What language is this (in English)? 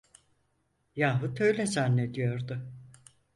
Turkish